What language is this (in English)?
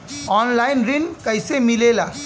Bhojpuri